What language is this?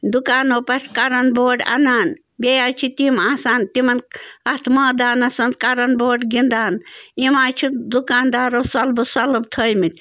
Kashmiri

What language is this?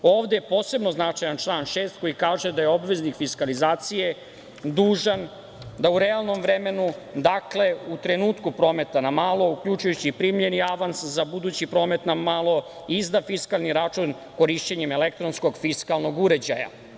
Serbian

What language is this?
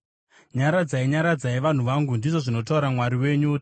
Shona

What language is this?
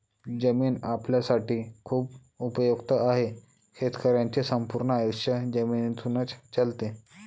Marathi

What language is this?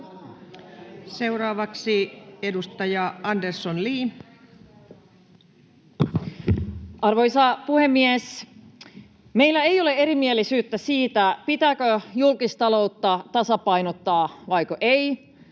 Finnish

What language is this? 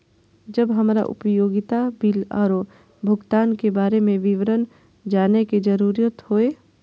Maithili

